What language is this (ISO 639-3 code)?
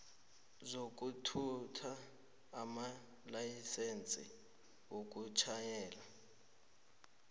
nbl